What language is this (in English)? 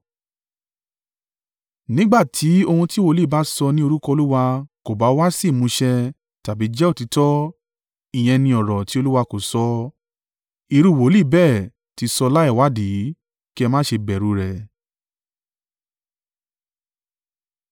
Yoruba